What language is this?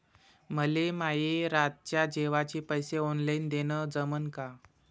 Marathi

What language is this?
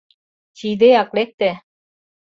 Mari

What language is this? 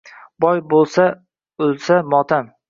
Uzbek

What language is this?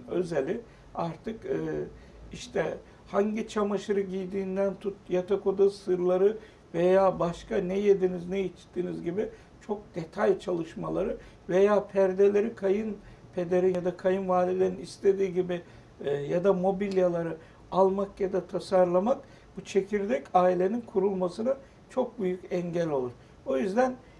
Turkish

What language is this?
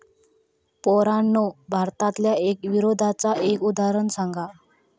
Marathi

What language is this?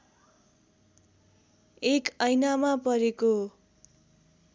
Nepali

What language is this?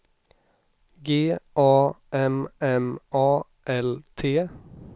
Swedish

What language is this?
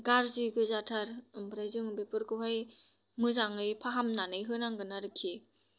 Bodo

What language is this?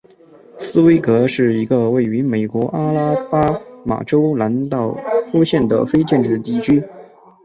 Chinese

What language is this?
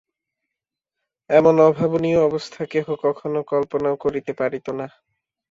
Bangla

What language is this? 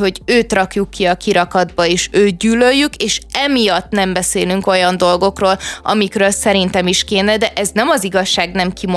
Hungarian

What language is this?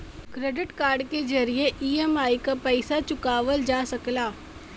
Bhojpuri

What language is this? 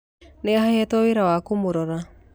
Kikuyu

